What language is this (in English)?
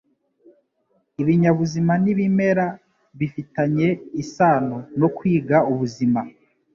Kinyarwanda